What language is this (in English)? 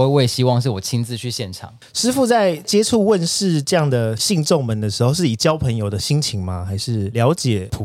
Chinese